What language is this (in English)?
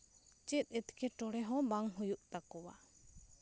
Santali